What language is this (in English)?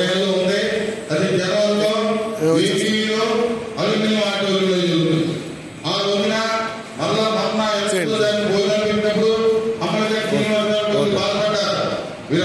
Arabic